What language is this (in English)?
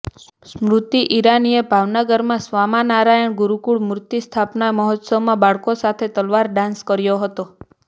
Gujarati